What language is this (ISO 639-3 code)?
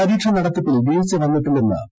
mal